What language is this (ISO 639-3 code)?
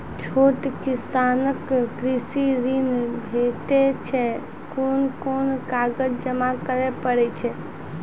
mai